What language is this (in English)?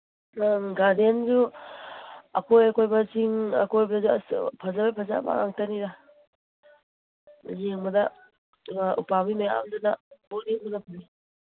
Manipuri